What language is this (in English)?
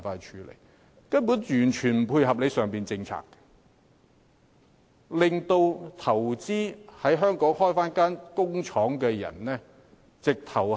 Cantonese